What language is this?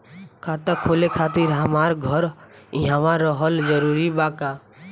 Bhojpuri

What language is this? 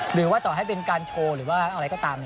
Thai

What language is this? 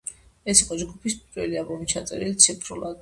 Georgian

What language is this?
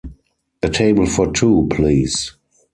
English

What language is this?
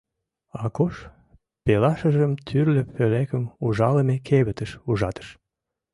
Mari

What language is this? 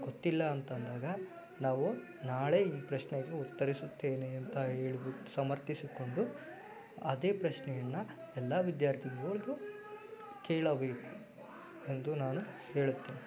Kannada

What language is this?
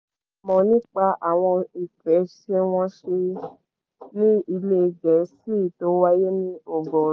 Yoruba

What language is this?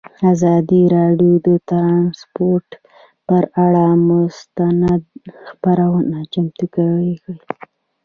Pashto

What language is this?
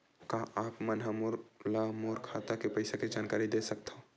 Chhattisgarhi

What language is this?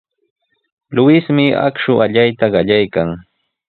Sihuas Ancash Quechua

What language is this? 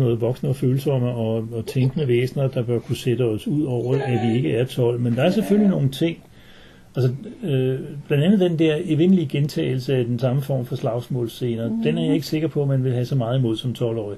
Danish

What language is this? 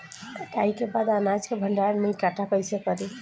Bhojpuri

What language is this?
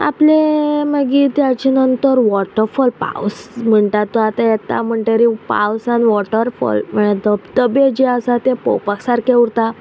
Konkani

